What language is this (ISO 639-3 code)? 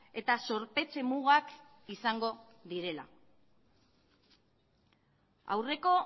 eus